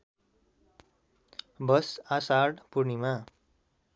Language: Nepali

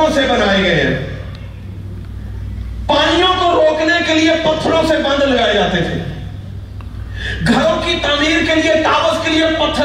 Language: Urdu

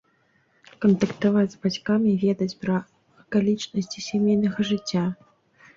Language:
Belarusian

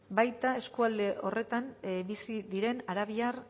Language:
Basque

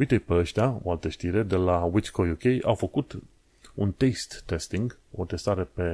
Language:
Romanian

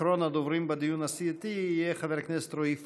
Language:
Hebrew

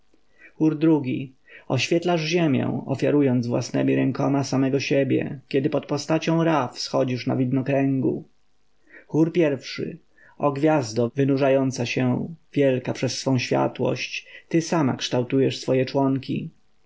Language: Polish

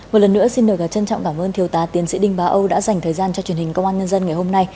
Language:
Vietnamese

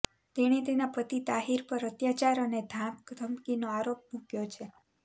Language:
Gujarati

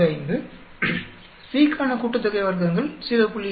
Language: Tamil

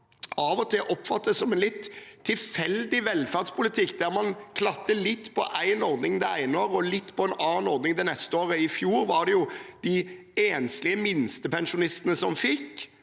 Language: Norwegian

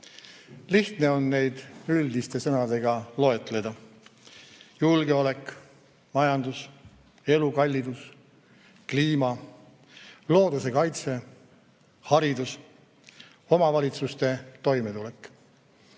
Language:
Estonian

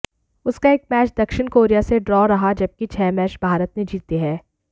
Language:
Hindi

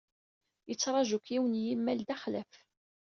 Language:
Kabyle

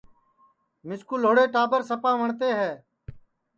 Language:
Sansi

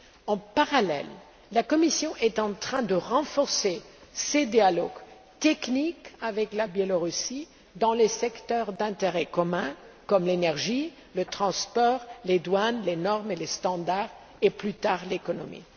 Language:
French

